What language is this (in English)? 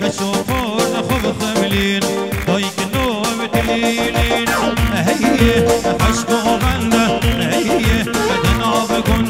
Arabic